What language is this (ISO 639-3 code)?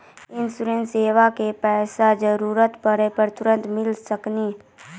mai